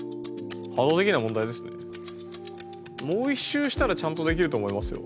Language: Japanese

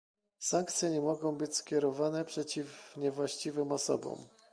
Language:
Polish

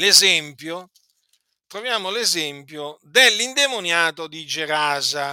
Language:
Italian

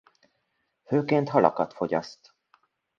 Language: Hungarian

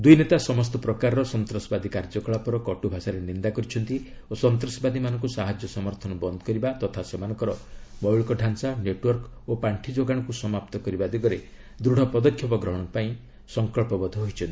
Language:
Odia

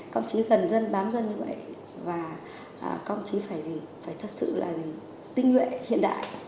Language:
Vietnamese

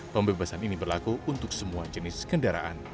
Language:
Indonesian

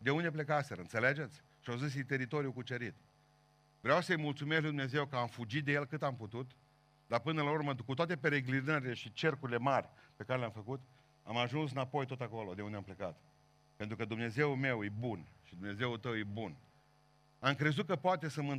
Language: Romanian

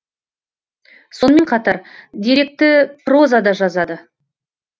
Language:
Kazakh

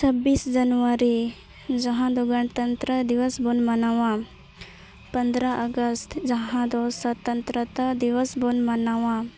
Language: Santali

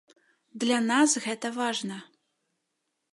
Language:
Belarusian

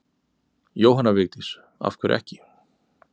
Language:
Icelandic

